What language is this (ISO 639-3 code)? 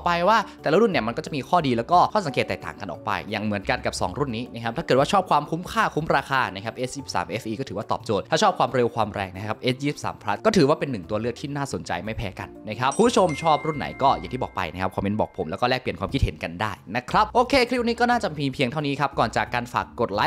tha